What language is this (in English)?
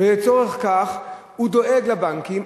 Hebrew